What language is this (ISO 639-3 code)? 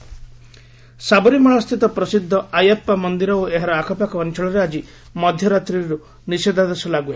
ori